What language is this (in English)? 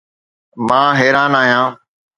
Sindhi